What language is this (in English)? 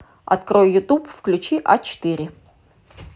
Russian